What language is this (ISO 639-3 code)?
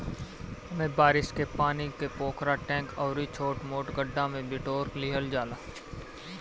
bho